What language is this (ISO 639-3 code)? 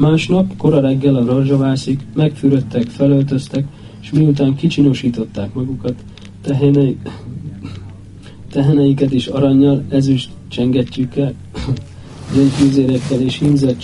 hun